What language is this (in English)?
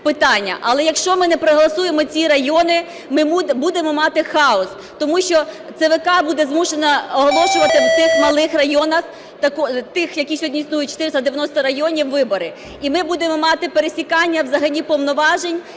Ukrainian